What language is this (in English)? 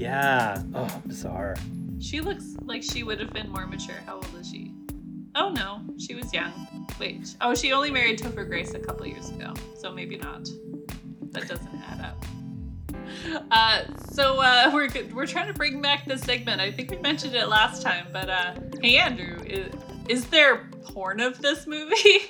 English